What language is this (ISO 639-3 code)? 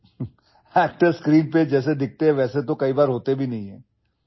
asm